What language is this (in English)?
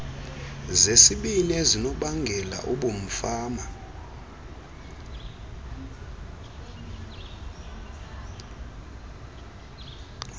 Xhosa